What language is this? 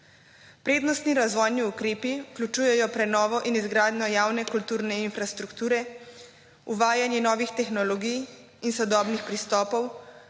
Slovenian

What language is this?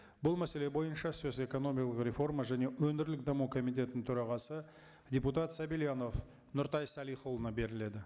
Kazakh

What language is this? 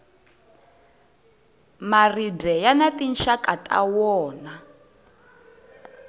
Tsonga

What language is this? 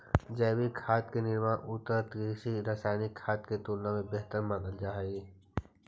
Magahi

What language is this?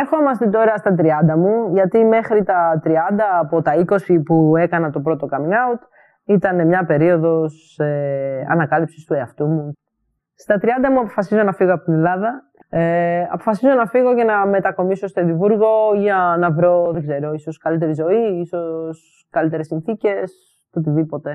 Greek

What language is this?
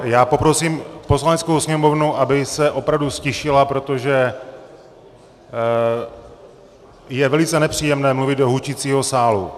Czech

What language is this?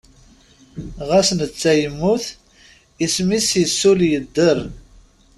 Kabyle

